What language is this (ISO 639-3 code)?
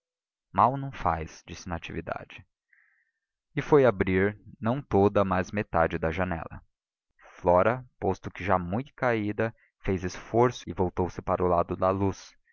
por